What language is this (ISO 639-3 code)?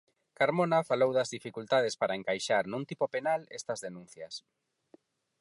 glg